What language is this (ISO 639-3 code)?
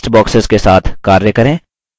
hin